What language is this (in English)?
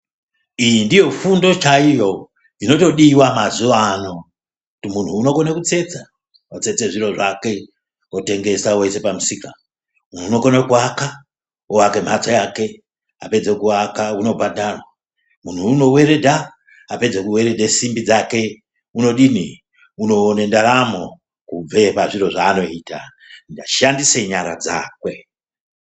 Ndau